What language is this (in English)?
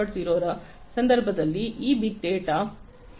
Kannada